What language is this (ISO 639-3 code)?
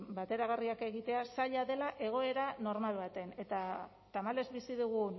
eus